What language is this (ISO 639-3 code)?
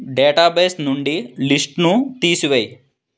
tel